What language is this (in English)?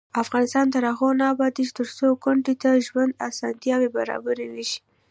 Pashto